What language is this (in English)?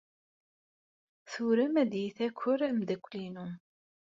Kabyle